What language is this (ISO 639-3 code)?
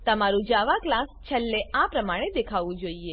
guj